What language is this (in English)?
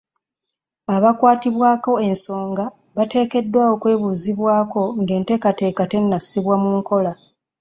Ganda